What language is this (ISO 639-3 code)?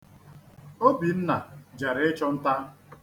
ibo